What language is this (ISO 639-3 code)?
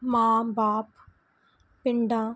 pan